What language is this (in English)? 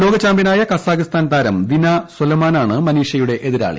Malayalam